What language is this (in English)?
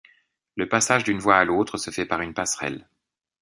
French